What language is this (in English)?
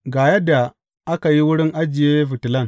Hausa